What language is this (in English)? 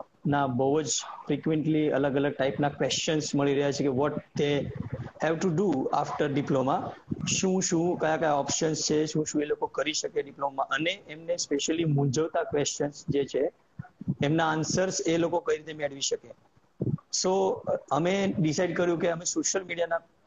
Gujarati